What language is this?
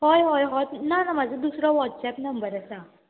Konkani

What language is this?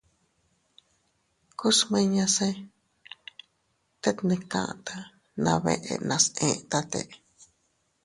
Teutila Cuicatec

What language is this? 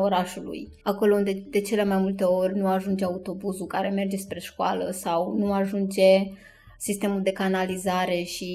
Romanian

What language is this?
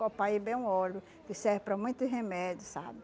Portuguese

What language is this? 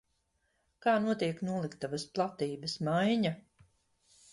Latvian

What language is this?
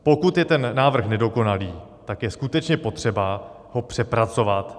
Czech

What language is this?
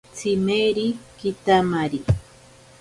Ashéninka Perené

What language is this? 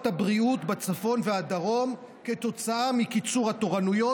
Hebrew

